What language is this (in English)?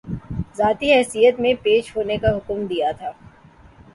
Urdu